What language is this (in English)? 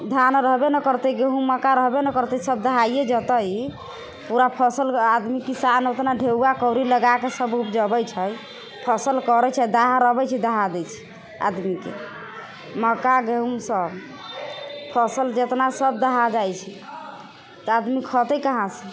Maithili